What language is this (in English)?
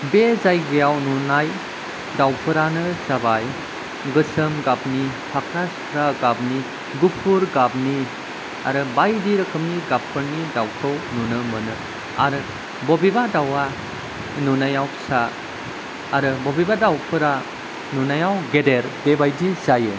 Bodo